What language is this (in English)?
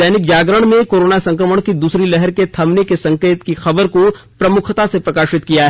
Hindi